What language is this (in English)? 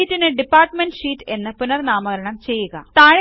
Malayalam